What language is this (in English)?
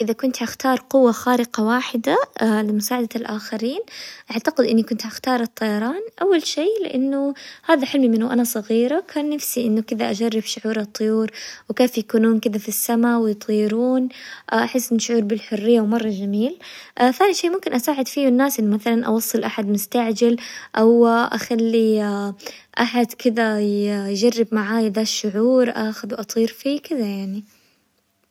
Hijazi Arabic